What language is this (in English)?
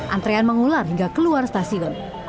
Indonesian